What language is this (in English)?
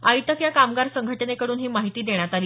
Marathi